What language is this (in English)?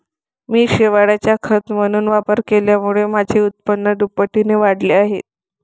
Marathi